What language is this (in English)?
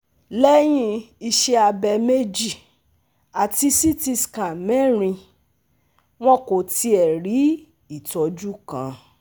Yoruba